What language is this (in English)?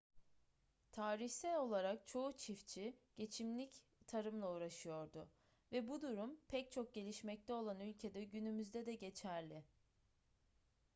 Turkish